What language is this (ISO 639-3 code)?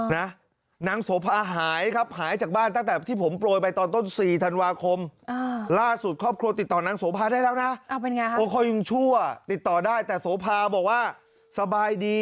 tha